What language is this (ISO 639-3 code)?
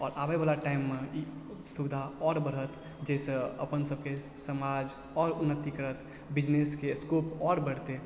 mai